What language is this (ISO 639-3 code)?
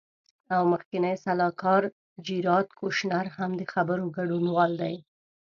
pus